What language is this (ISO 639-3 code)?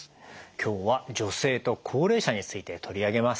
jpn